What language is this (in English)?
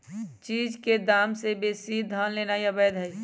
Magahi